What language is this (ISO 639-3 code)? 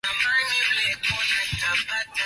swa